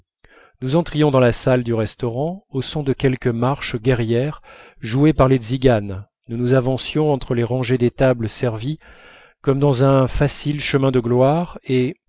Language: French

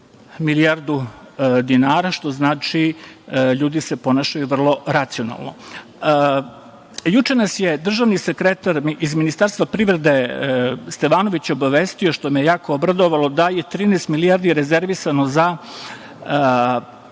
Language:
Serbian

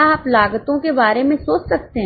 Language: Hindi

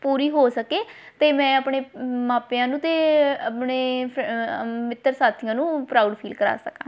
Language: Punjabi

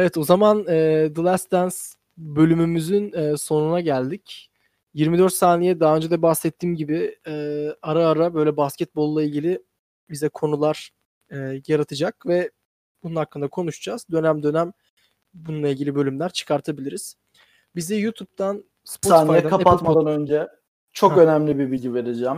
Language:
Turkish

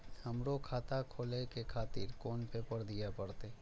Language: Maithili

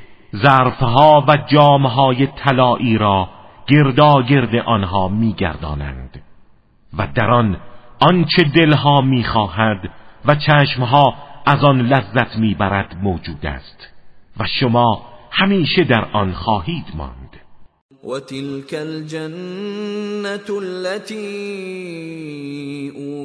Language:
Persian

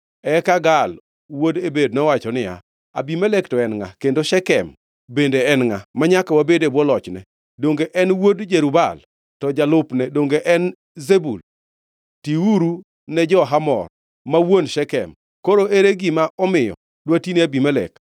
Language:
Luo (Kenya and Tanzania)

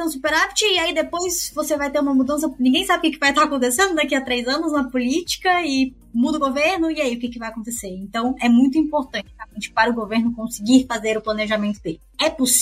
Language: Portuguese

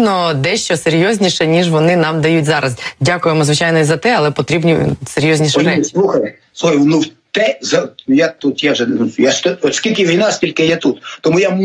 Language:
Ukrainian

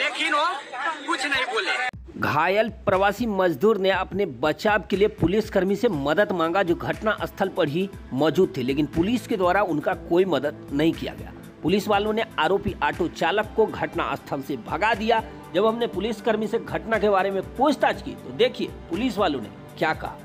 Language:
Hindi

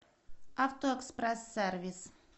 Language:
Russian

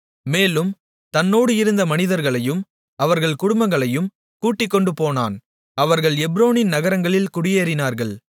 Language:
Tamil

